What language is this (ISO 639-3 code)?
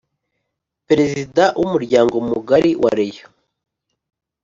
kin